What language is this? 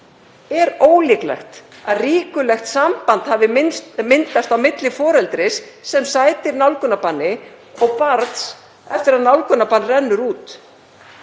Icelandic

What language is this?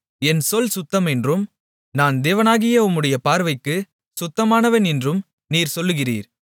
Tamil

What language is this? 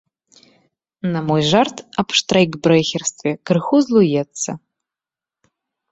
Belarusian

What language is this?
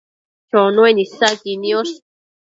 Matsés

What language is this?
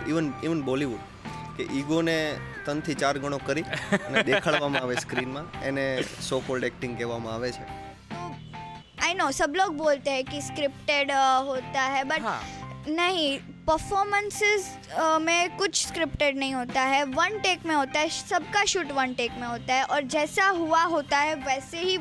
Gujarati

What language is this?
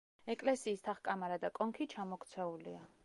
Georgian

